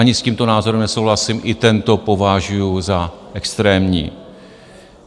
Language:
Czech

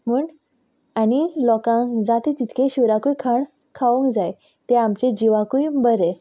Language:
Konkani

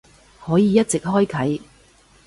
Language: Cantonese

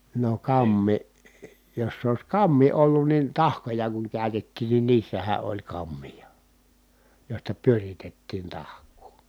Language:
Finnish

